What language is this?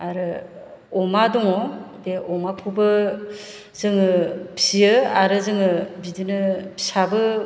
Bodo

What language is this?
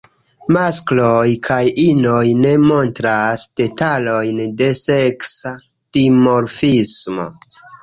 Esperanto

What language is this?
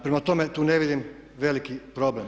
Croatian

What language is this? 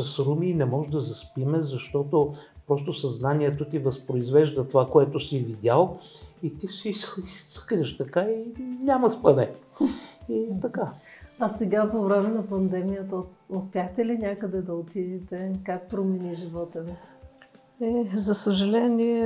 Bulgarian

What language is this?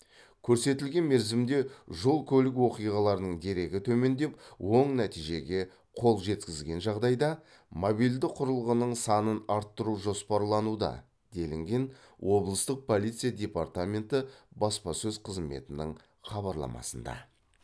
Kazakh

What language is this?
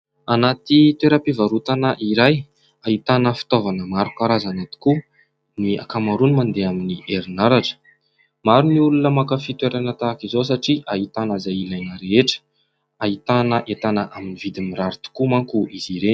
Malagasy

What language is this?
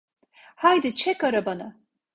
Turkish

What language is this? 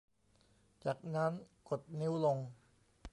Thai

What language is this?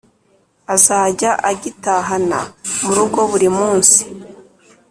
Kinyarwanda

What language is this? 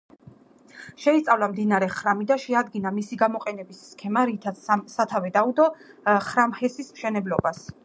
Georgian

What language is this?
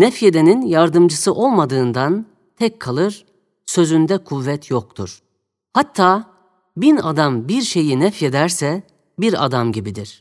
Turkish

